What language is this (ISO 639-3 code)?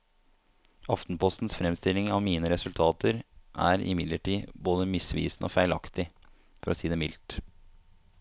nor